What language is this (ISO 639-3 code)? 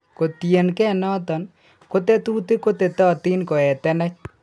kln